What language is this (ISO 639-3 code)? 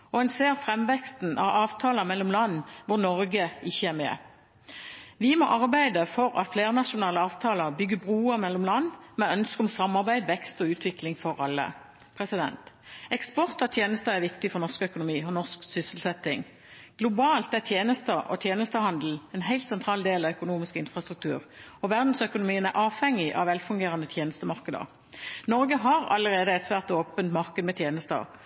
nob